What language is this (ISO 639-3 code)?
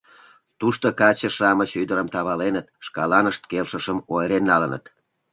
chm